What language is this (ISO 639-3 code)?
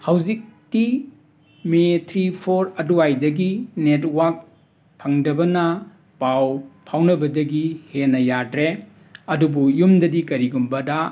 mni